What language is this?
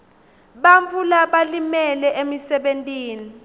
Swati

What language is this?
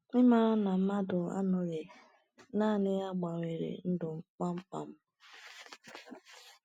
Igbo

